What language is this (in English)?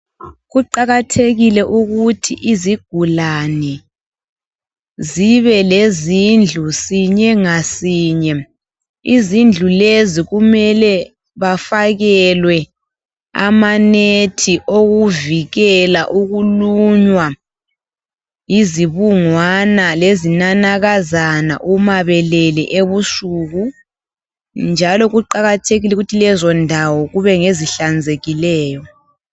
North Ndebele